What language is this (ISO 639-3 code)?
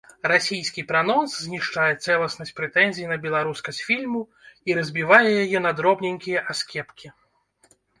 bel